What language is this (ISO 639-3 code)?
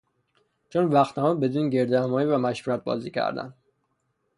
fas